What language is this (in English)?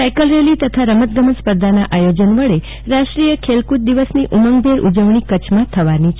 Gujarati